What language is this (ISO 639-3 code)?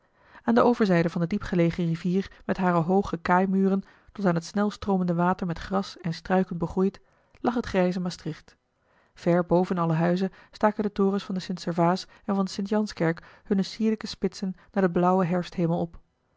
nld